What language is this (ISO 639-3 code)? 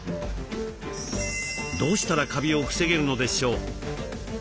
jpn